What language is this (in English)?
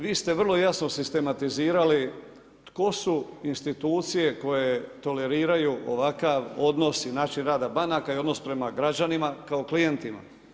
Croatian